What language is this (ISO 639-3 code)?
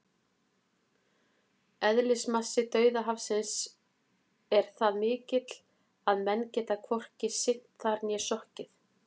isl